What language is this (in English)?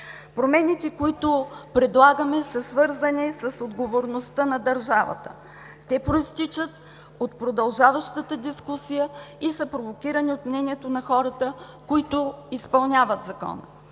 Bulgarian